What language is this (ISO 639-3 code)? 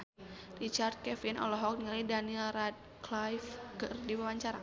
sun